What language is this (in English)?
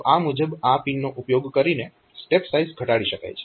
Gujarati